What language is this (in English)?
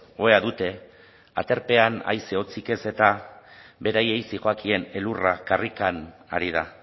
Basque